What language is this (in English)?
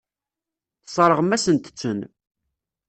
Kabyle